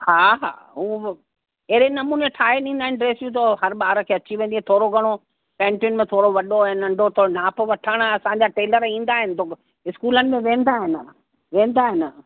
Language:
Sindhi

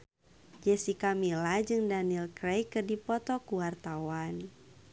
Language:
Sundanese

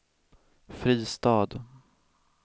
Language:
Swedish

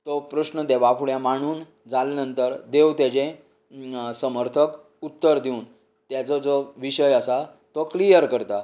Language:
Konkani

